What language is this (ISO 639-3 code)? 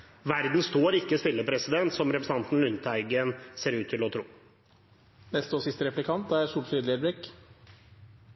nor